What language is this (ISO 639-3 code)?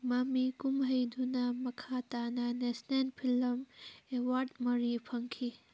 mni